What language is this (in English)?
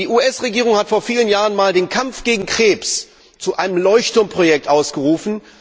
German